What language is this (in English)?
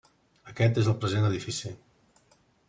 Catalan